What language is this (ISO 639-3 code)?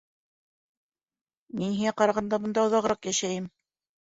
bak